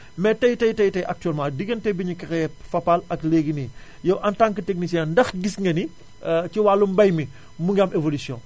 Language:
Wolof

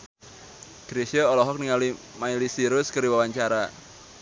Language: Sundanese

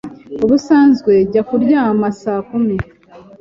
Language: Kinyarwanda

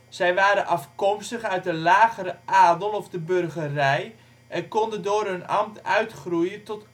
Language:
Dutch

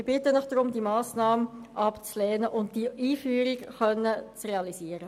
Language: Swiss German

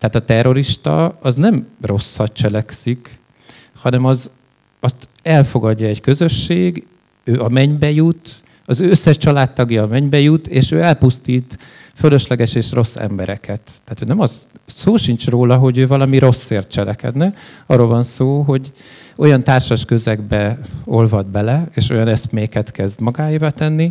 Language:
Hungarian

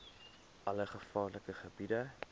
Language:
Afrikaans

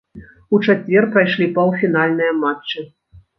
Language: Belarusian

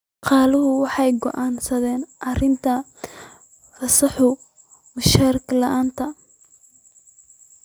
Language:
Somali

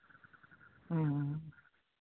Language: Santali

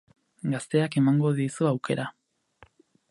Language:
Basque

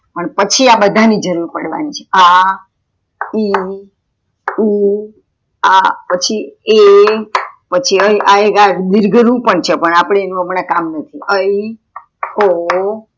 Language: Gujarati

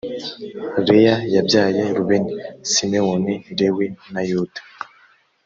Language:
Kinyarwanda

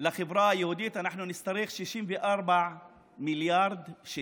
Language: Hebrew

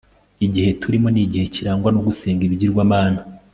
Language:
Kinyarwanda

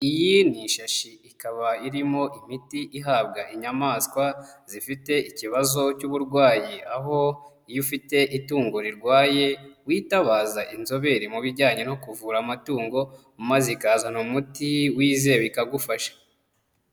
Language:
Kinyarwanda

